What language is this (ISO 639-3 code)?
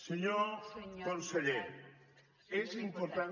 cat